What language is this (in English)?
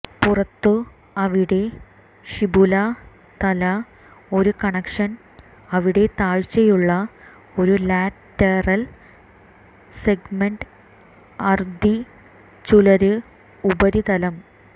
Malayalam